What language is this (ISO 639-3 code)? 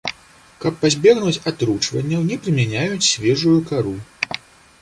bel